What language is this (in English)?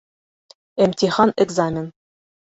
Bashkir